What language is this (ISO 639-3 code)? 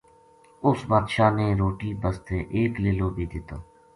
gju